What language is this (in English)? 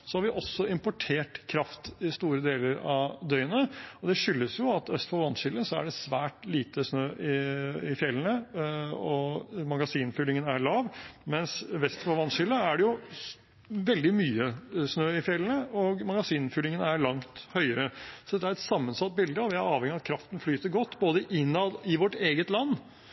Norwegian Bokmål